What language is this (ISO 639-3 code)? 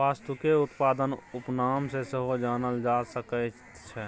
mai